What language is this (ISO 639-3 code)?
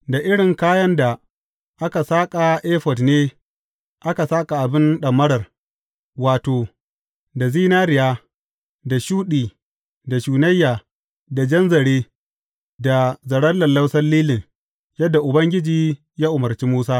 hau